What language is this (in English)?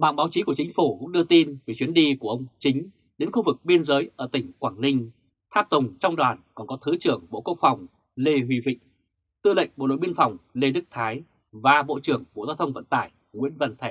Vietnamese